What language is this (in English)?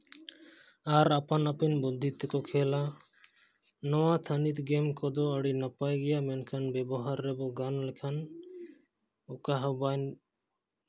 Santali